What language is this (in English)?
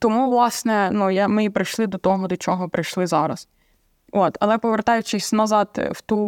Ukrainian